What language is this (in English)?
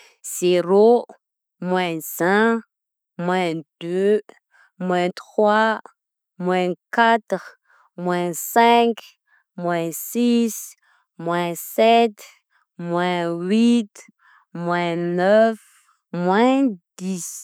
Southern Betsimisaraka Malagasy